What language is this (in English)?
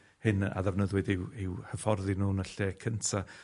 Welsh